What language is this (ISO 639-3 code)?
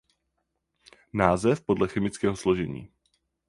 ces